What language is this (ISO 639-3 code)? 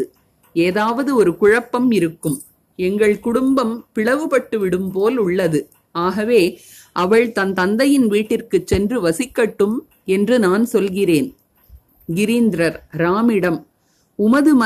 tam